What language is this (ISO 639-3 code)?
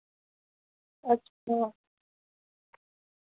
doi